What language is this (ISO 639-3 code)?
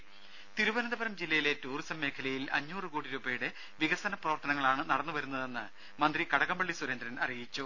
mal